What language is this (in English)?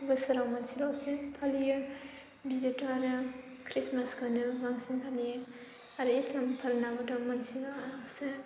Bodo